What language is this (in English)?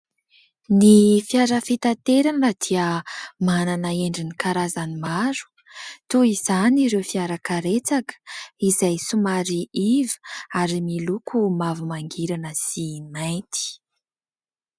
Malagasy